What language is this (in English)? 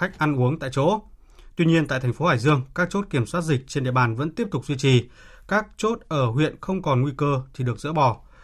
Vietnamese